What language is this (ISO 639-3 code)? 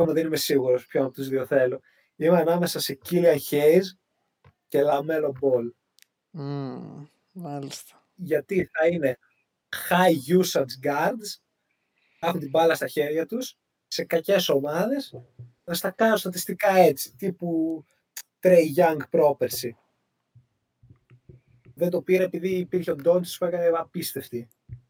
ell